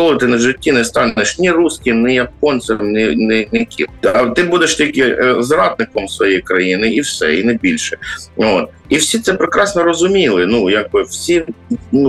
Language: Ukrainian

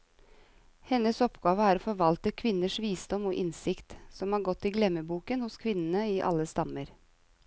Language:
Norwegian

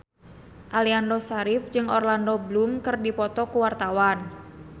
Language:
Sundanese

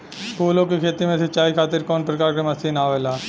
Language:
Bhojpuri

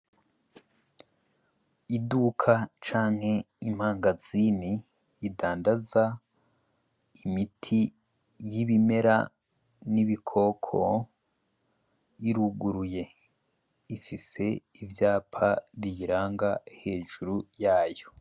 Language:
Rundi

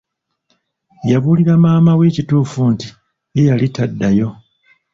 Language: Ganda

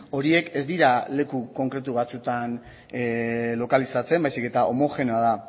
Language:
Basque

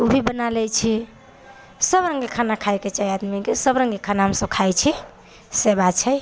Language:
Maithili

